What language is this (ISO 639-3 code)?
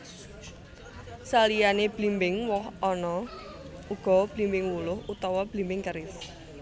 jav